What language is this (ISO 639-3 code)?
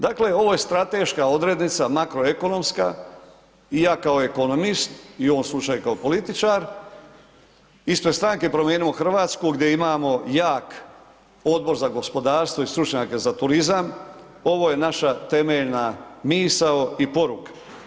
hrv